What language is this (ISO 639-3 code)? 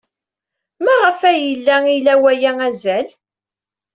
kab